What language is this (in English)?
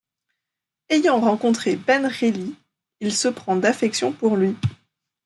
French